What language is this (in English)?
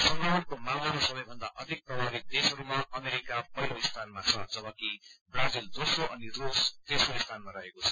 Nepali